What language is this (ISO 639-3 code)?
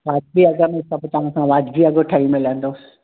snd